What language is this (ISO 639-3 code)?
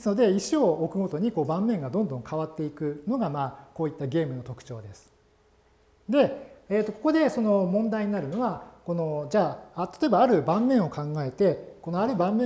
jpn